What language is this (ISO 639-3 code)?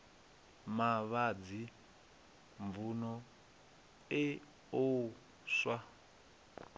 ven